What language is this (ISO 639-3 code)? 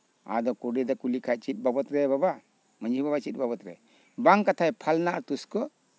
sat